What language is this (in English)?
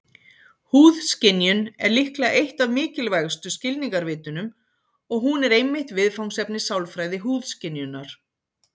Icelandic